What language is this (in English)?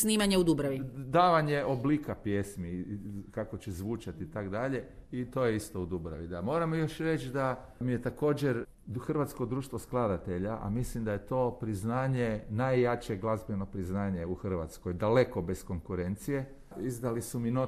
Croatian